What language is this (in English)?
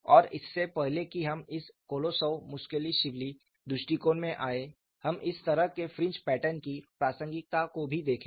Hindi